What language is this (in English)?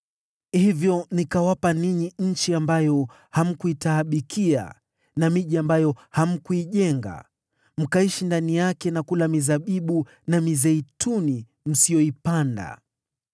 Swahili